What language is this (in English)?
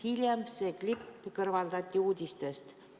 Estonian